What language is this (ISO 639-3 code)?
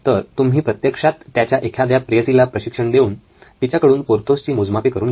mar